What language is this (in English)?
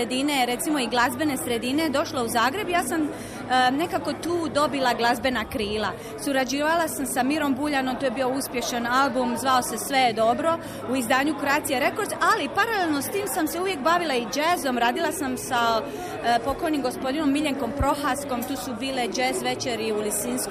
Croatian